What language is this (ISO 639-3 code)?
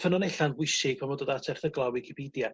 cym